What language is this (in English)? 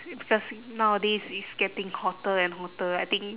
English